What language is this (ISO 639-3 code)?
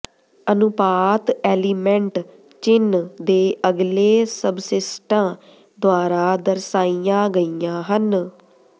pan